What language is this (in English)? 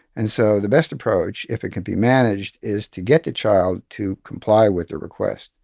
English